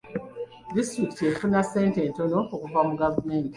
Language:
Ganda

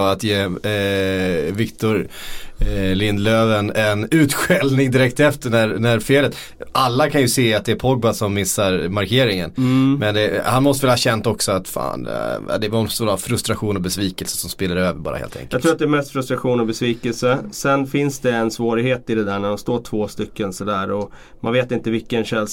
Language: Swedish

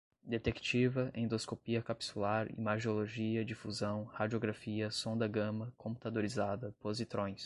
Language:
Portuguese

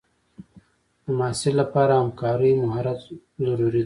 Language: Pashto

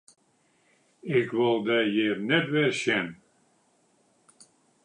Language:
Western Frisian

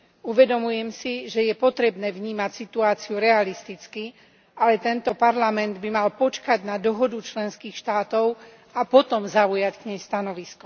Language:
Slovak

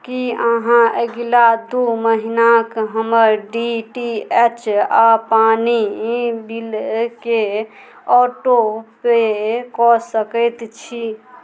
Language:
Maithili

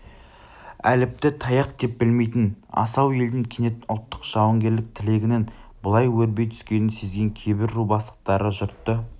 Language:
Kazakh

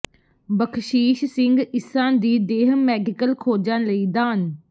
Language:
Punjabi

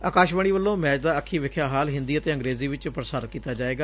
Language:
Punjabi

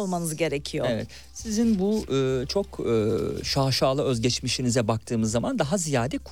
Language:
Turkish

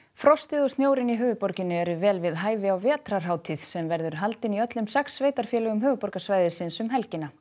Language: Icelandic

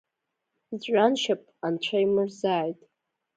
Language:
Abkhazian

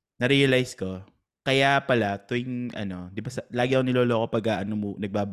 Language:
Filipino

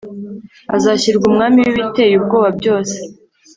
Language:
Kinyarwanda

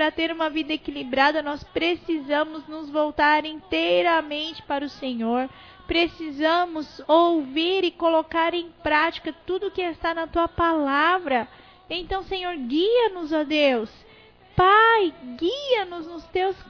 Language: Portuguese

